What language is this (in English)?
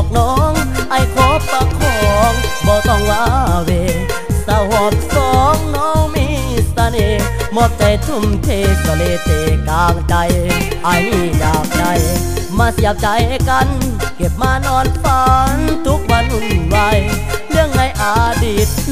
Thai